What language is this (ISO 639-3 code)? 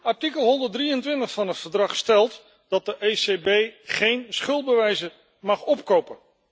nld